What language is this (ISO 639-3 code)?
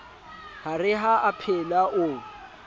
sot